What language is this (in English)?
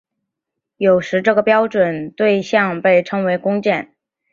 Chinese